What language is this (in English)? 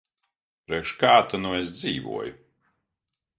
Latvian